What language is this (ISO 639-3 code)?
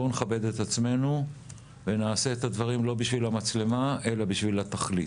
heb